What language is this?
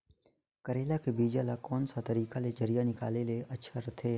Chhattisgarhi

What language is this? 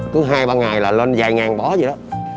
Vietnamese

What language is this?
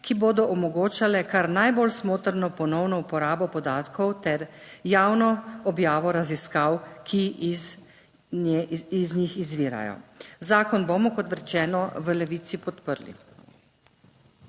Slovenian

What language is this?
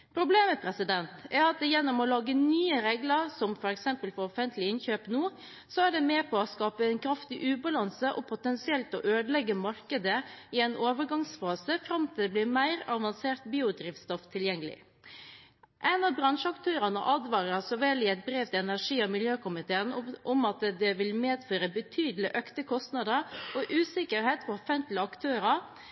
Norwegian Bokmål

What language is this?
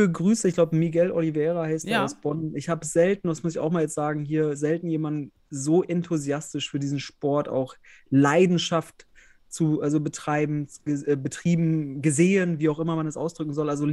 German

